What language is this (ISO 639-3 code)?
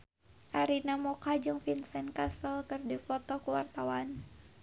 sun